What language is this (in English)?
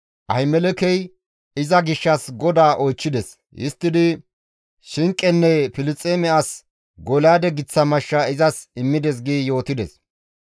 Gamo